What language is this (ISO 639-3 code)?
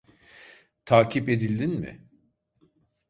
tur